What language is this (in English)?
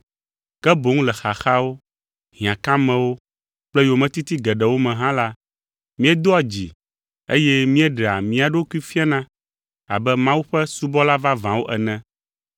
Ewe